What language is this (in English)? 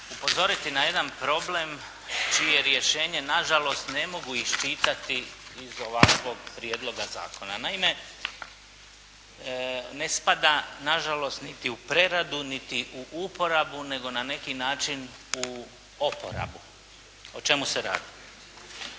Croatian